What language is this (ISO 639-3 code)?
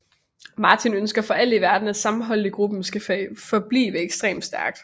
dan